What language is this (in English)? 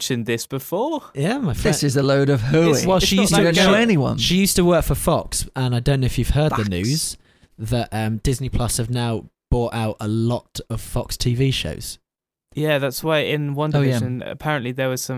English